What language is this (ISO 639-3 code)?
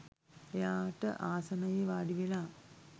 sin